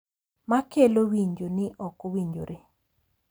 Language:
Luo (Kenya and Tanzania)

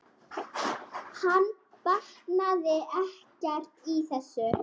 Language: Icelandic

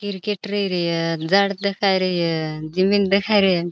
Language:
Bhili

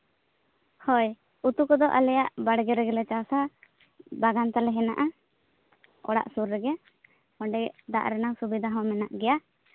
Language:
Santali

